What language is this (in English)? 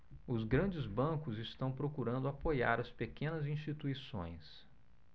Portuguese